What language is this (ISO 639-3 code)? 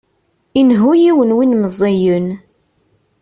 kab